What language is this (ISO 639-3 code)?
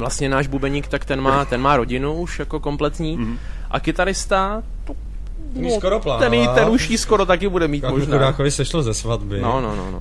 ces